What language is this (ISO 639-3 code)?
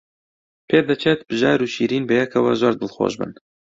ckb